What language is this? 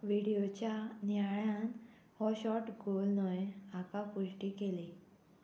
Konkani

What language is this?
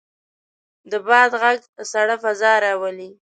Pashto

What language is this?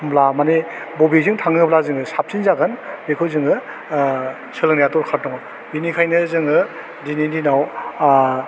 Bodo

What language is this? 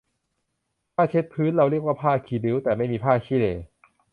Thai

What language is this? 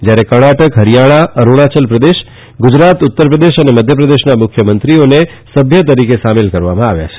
Gujarati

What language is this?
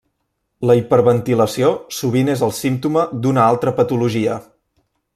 Catalan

